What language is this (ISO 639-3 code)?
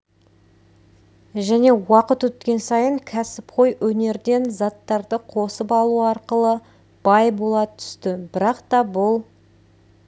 kaz